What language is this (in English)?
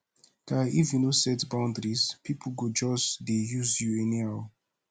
Nigerian Pidgin